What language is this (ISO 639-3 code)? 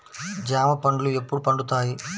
tel